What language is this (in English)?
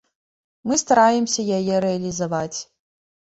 Belarusian